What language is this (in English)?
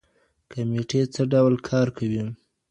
Pashto